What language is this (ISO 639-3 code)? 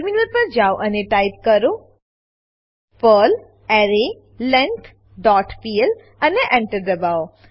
guj